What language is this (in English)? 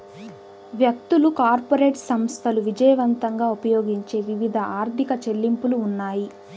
Telugu